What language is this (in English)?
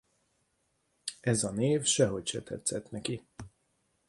Hungarian